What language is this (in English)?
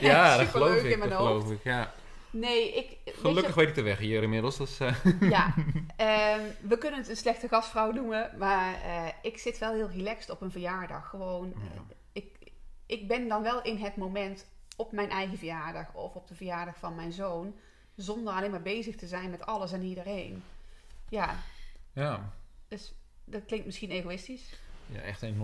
Dutch